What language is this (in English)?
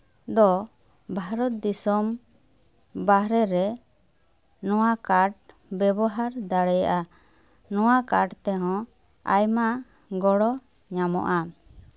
Santali